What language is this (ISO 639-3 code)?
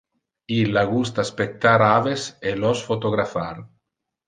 ina